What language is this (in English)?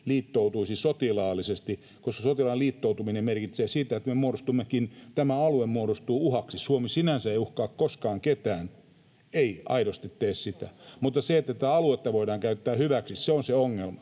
Finnish